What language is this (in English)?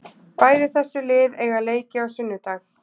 Icelandic